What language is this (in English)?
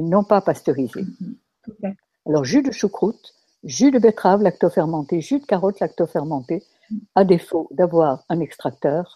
French